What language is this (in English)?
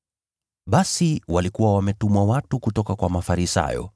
Swahili